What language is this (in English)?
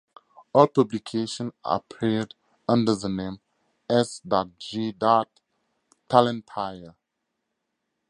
English